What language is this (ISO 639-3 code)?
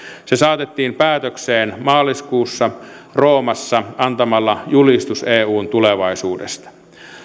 fin